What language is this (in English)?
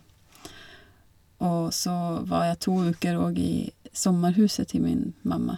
Norwegian